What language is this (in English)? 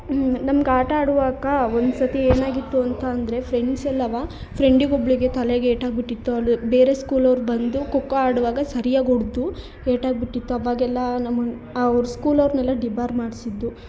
Kannada